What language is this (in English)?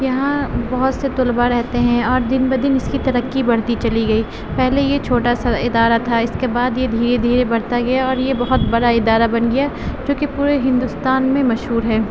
Urdu